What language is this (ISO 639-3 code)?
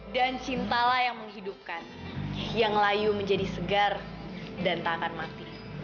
ind